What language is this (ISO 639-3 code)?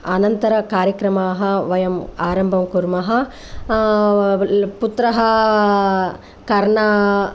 san